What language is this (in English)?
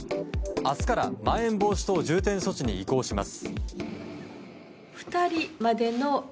Japanese